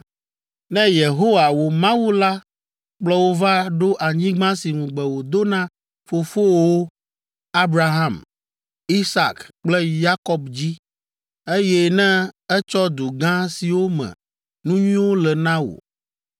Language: Ewe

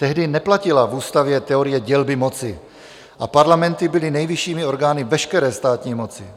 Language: Czech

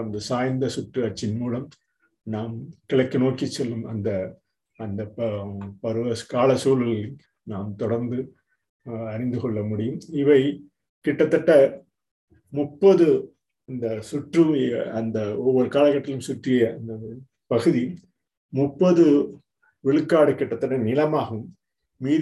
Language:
Tamil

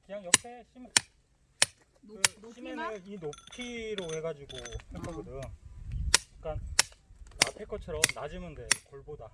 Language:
Korean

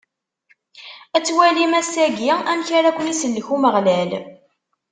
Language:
Kabyle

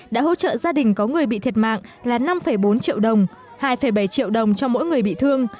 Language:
Vietnamese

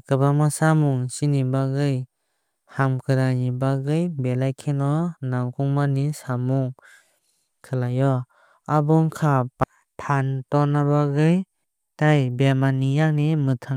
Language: Kok Borok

